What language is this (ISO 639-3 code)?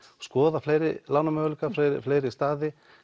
isl